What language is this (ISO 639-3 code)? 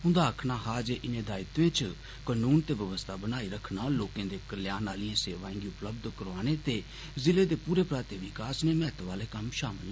doi